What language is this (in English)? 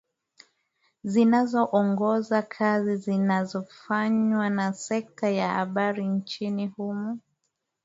Swahili